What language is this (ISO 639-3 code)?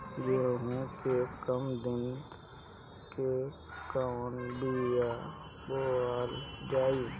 bho